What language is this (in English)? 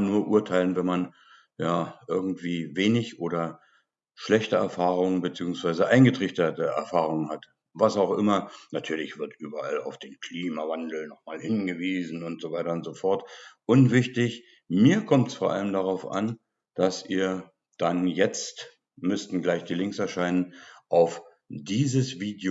German